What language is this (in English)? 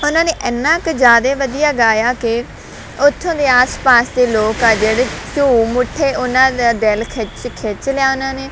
Punjabi